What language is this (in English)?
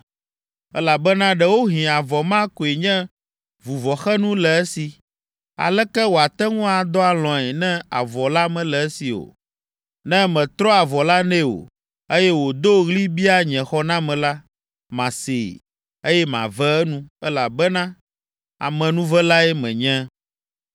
Ewe